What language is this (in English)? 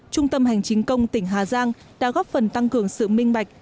Vietnamese